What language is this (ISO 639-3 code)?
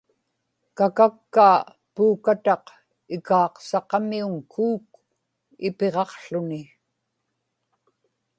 ipk